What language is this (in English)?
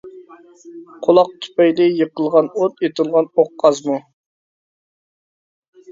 Uyghur